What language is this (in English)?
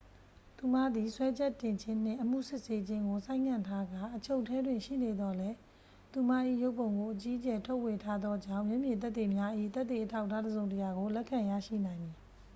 Burmese